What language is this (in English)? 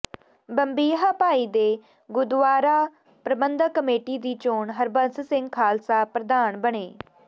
Punjabi